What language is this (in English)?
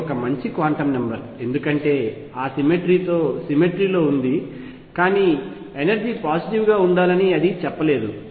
Telugu